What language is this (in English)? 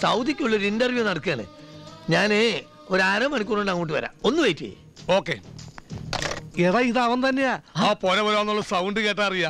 Indonesian